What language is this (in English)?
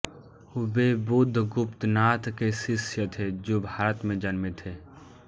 Hindi